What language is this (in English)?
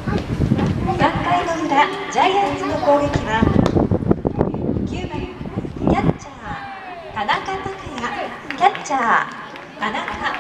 Japanese